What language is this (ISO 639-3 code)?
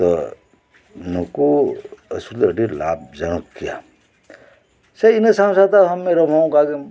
sat